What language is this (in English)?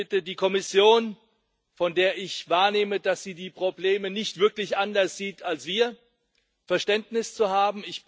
German